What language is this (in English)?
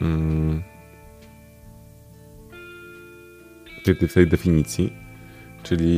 Polish